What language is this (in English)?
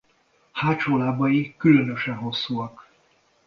Hungarian